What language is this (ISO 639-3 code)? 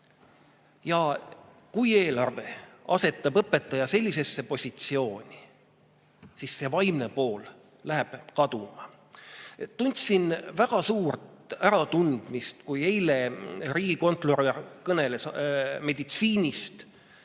est